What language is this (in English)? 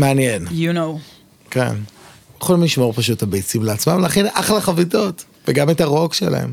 Hebrew